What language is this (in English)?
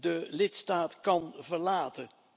Dutch